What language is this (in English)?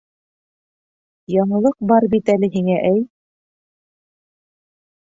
Bashkir